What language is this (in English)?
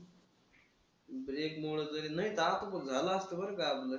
Marathi